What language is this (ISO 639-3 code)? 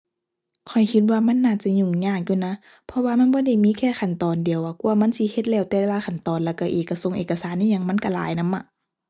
tha